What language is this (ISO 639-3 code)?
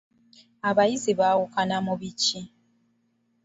lug